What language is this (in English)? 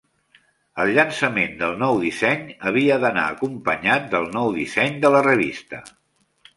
Catalan